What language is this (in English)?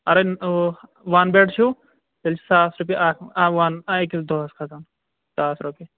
Kashmiri